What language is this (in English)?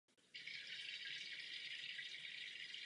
Czech